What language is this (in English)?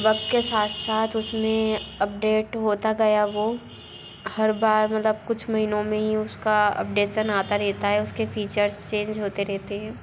Hindi